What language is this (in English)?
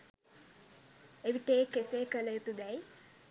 Sinhala